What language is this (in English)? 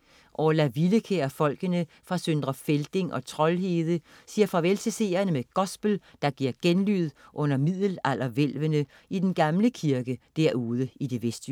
Danish